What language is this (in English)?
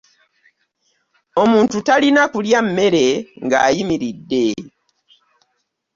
Ganda